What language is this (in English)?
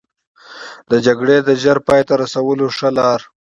Pashto